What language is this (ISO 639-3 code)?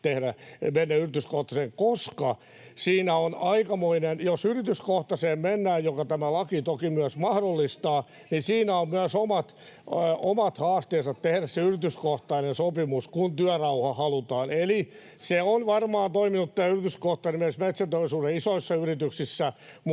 fin